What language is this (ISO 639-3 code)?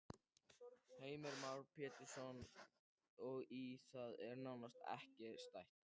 isl